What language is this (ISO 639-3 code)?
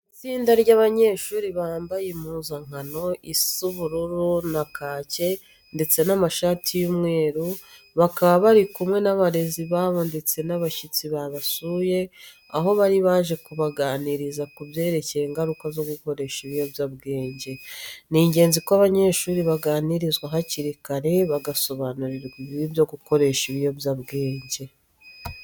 kin